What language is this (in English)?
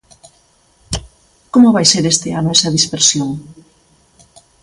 Galician